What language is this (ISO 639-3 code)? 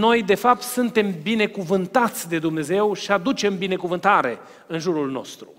ron